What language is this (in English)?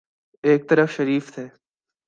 Urdu